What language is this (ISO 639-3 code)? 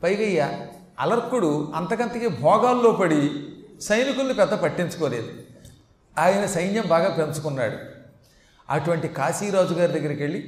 tel